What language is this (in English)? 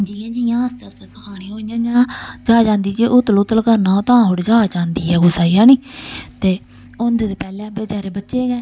Dogri